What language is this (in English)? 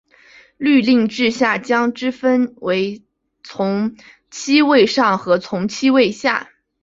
Chinese